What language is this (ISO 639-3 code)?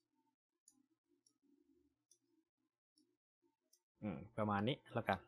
tha